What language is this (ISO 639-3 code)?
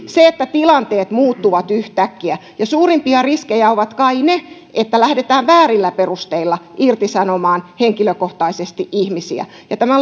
fin